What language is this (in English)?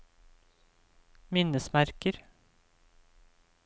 Norwegian